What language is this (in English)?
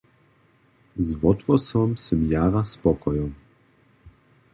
Upper Sorbian